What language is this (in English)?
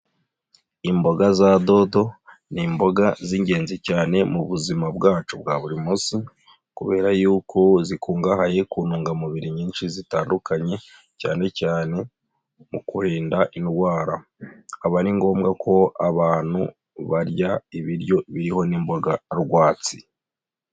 Kinyarwanda